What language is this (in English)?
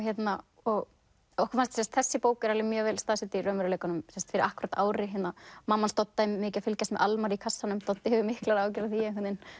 Icelandic